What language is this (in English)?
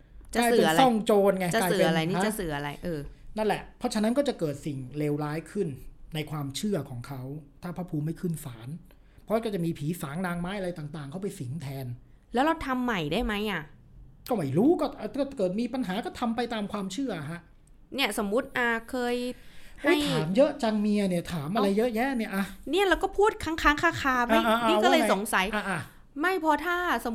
Thai